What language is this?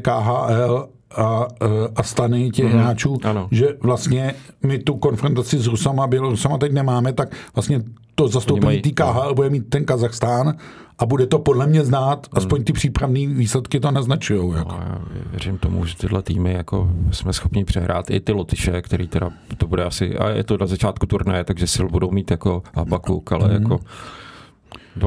Czech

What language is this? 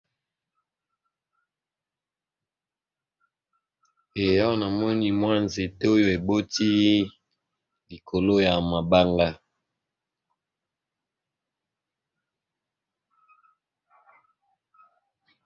Lingala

